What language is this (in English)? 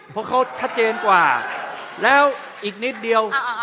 Thai